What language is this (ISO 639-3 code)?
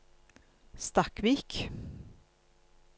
nor